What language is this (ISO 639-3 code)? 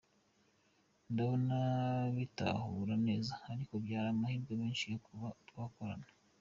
kin